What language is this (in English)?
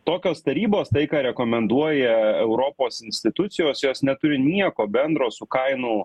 Lithuanian